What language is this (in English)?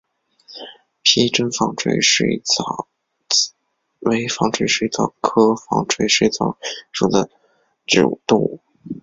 Chinese